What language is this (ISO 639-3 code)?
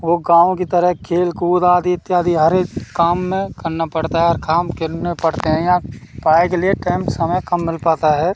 hin